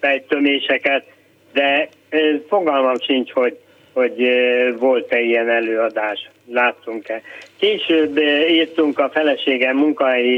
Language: Hungarian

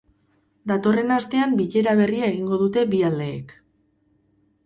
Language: Basque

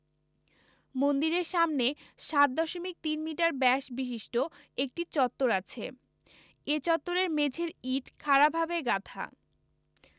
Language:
Bangla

